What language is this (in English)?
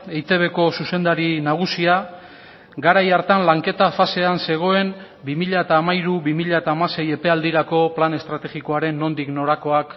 Basque